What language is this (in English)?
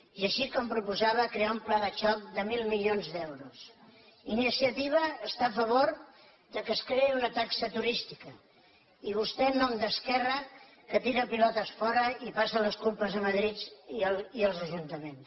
Catalan